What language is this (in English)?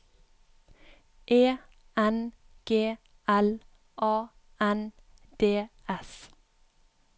Norwegian